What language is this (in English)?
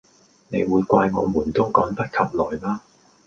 Cantonese